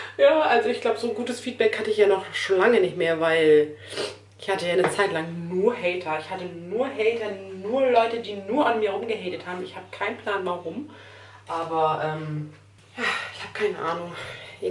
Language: German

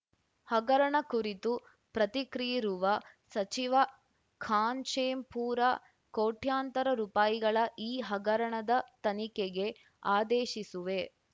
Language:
Kannada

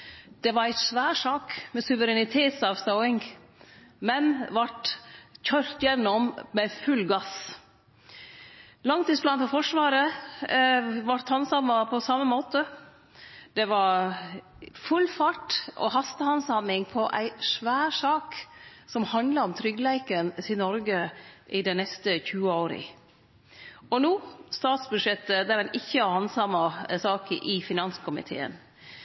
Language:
Norwegian Nynorsk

